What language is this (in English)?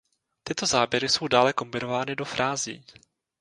Czech